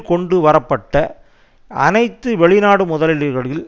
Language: Tamil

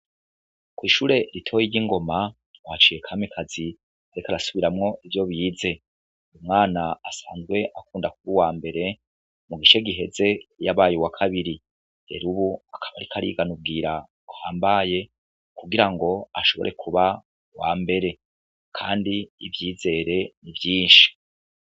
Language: Rundi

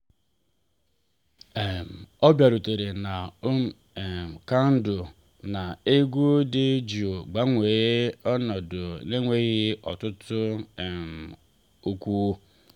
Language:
Igbo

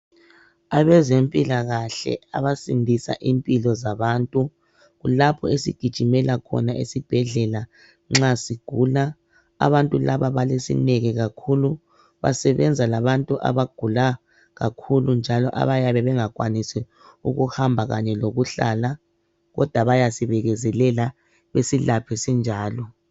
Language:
North Ndebele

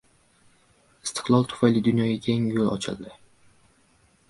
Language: Uzbek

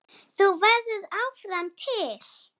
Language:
Icelandic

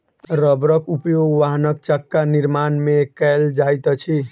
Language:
Maithili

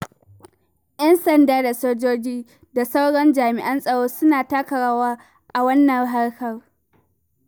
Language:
Hausa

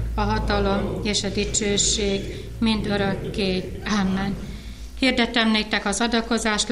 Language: Hungarian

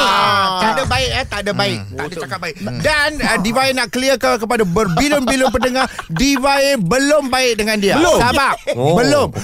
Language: Malay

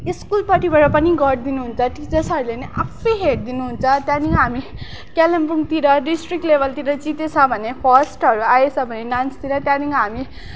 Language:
Nepali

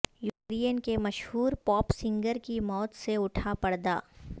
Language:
Urdu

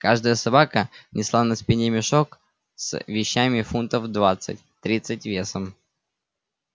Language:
Russian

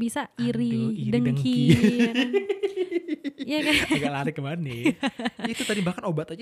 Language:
Indonesian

